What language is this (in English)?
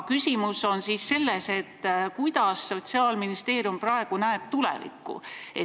Estonian